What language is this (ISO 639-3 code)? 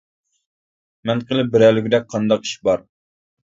uig